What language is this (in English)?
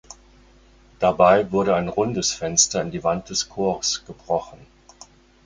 German